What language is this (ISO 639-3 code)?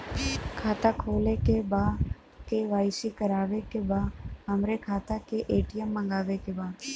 bho